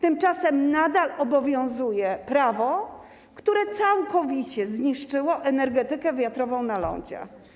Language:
Polish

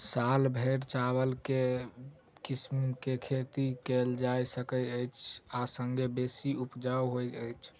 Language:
Maithili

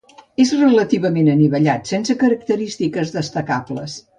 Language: Catalan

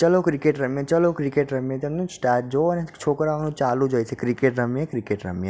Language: Gujarati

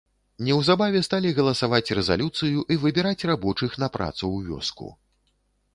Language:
Belarusian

